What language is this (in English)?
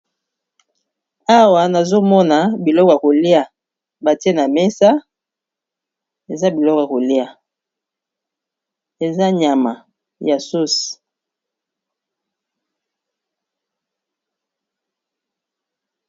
Lingala